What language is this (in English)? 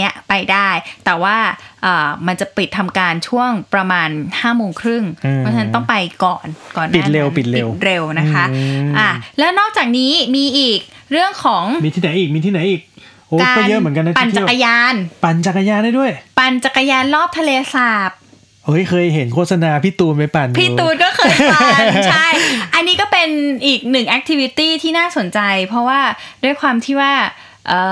Thai